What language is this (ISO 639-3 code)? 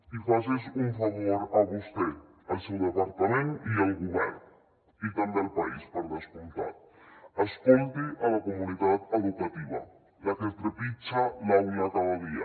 cat